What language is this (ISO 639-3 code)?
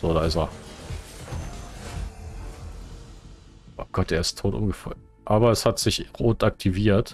deu